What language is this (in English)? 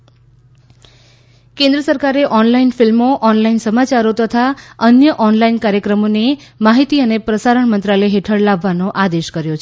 Gujarati